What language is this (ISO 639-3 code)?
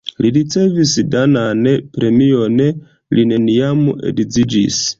epo